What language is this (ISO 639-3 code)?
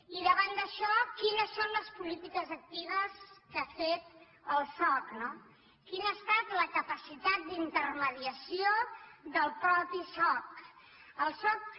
cat